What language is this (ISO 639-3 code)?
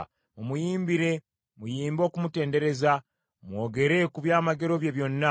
lug